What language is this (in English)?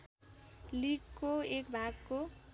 Nepali